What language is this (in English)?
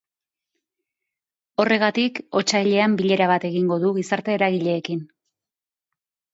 Basque